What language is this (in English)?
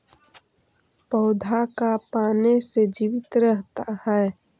Magahi